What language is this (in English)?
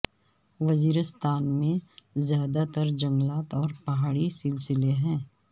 Urdu